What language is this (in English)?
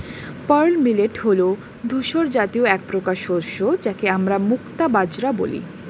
Bangla